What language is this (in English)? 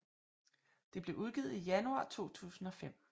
Danish